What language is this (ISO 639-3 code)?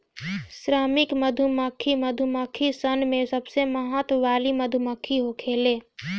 bho